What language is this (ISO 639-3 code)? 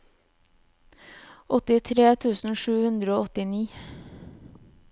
nor